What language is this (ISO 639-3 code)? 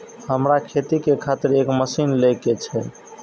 mai